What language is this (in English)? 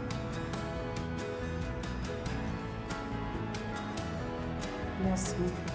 Portuguese